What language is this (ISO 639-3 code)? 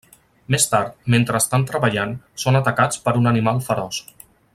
cat